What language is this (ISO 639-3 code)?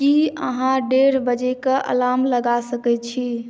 mai